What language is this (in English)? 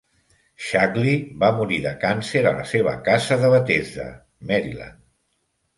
Catalan